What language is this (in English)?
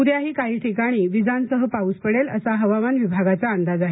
Marathi